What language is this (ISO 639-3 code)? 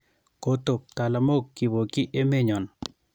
kln